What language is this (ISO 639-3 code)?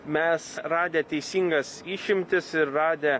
lit